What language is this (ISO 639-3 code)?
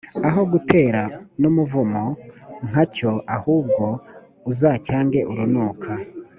kin